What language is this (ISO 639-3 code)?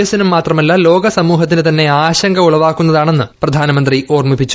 mal